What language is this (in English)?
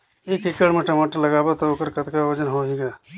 Chhattisgarhi